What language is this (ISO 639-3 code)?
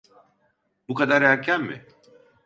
tur